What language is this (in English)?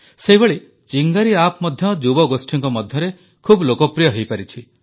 Odia